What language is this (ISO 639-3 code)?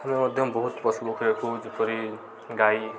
ori